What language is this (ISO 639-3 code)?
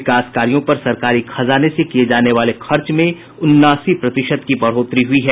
hin